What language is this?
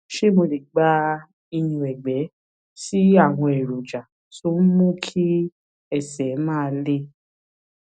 Yoruba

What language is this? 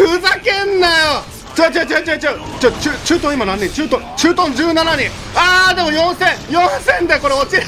Japanese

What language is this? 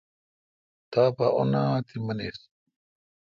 Kalkoti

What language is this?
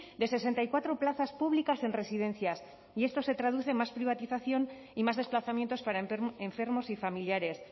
Spanish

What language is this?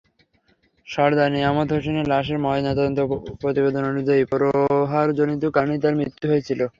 Bangla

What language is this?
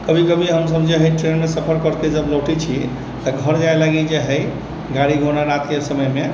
Maithili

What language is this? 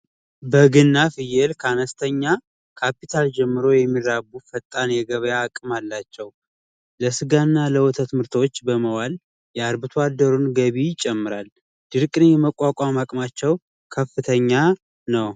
Amharic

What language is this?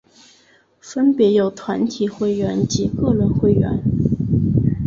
Chinese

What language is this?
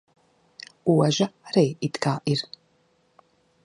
Latvian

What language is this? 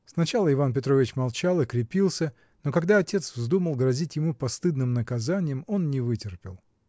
Russian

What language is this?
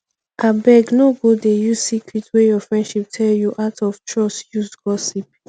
Nigerian Pidgin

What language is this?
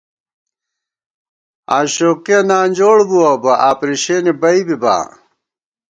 Gawar-Bati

